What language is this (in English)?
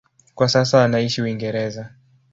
Swahili